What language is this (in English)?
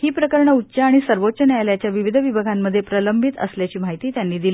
Marathi